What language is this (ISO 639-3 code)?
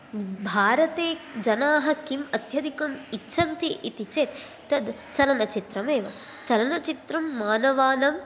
san